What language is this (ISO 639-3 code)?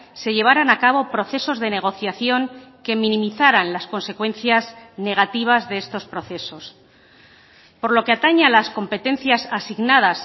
spa